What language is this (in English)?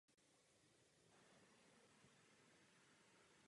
Czech